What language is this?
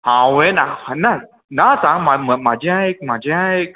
Konkani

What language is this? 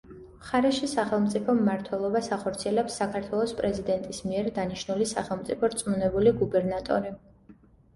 Georgian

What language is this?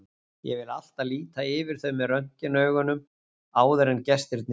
Icelandic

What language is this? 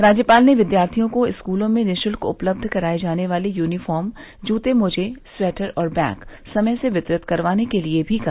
Hindi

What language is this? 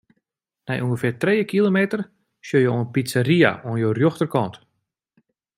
Western Frisian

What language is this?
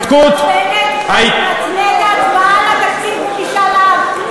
Hebrew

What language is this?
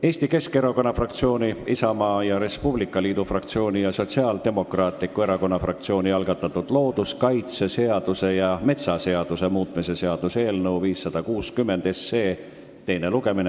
Estonian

